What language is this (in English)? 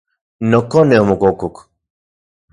Central Puebla Nahuatl